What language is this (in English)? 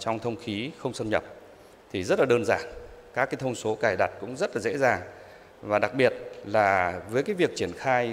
Vietnamese